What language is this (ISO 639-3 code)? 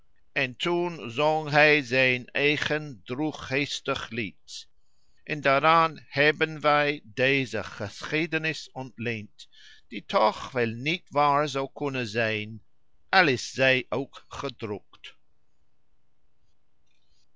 nld